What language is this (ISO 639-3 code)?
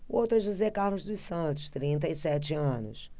por